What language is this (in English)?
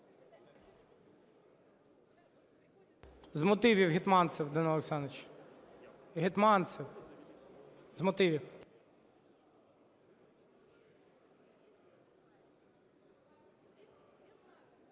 Ukrainian